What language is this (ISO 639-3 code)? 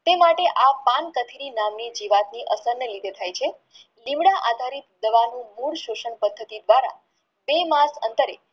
guj